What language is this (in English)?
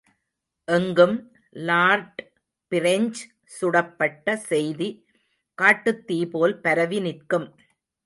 Tamil